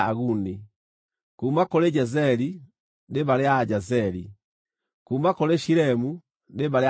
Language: Kikuyu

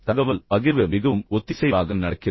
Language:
Tamil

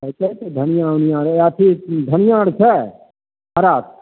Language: Maithili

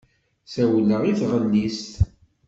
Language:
Kabyle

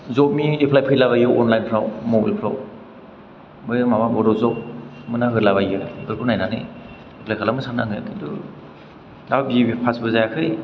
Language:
Bodo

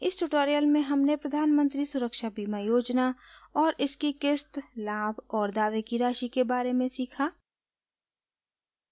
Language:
Hindi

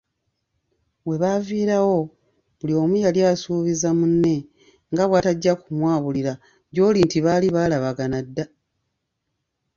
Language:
Ganda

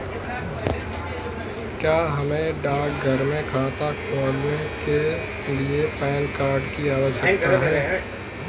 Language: Hindi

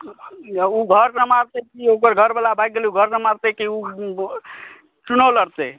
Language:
Maithili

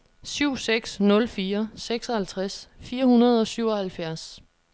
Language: Danish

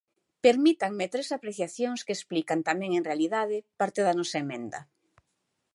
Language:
Galician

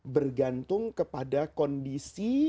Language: Indonesian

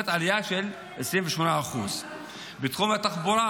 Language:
Hebrew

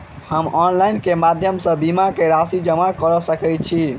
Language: Maithili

